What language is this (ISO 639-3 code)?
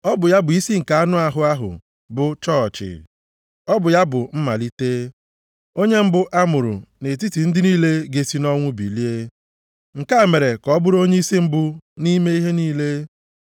ibo